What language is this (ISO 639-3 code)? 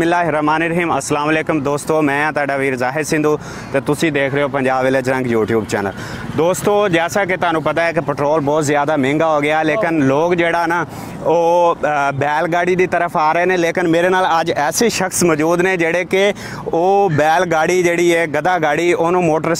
hin